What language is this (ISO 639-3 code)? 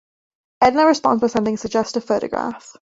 eng